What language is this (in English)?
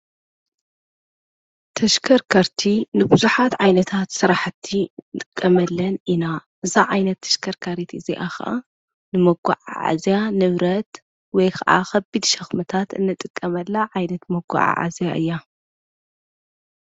Tigrinya